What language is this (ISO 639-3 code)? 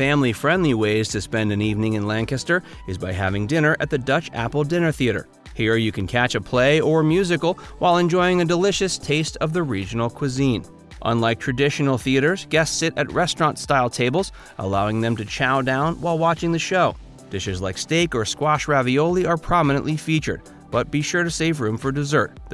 eng